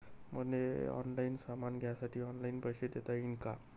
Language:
Marathi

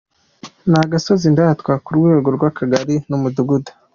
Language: Kinyarwanda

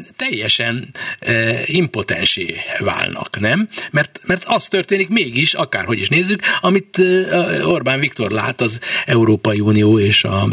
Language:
Hungarian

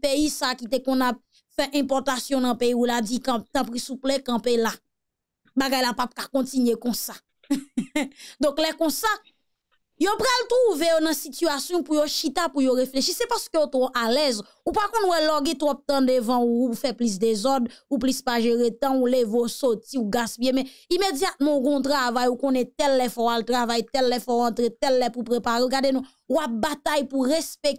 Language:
French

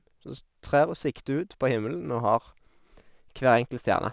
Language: Norwegian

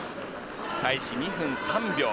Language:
Japanese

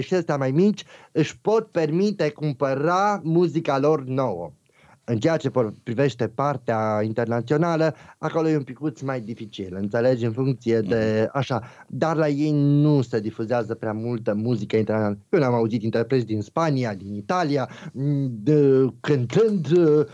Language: Romanian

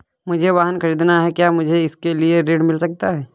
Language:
Hindi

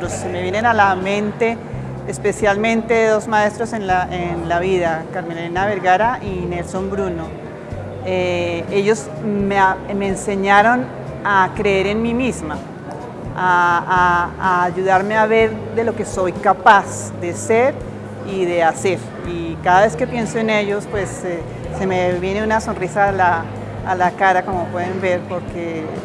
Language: Spanish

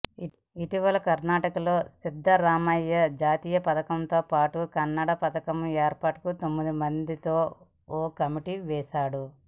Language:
Telugu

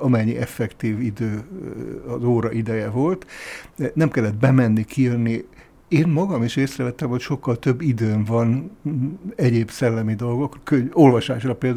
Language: Hungarian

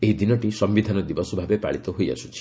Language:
Odia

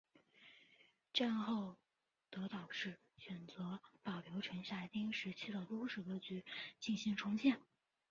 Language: Chinese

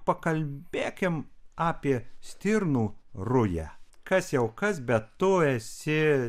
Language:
Lithuanian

